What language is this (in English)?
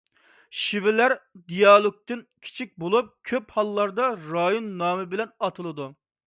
Uyghur